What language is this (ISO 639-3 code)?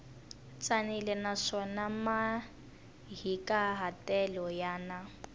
tso